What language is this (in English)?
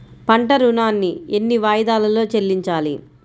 Telugu